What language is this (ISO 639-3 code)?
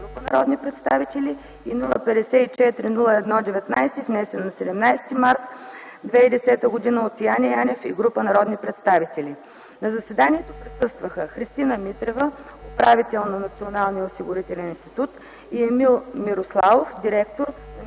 bul